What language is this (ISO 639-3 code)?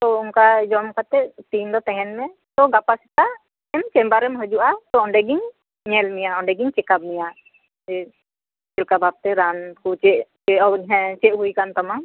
sat